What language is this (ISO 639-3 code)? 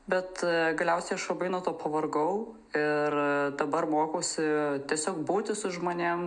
lit